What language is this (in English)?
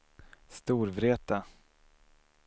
Swedish